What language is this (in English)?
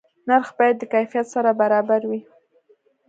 Pashto